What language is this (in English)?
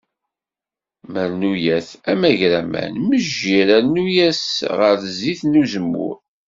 Kabyle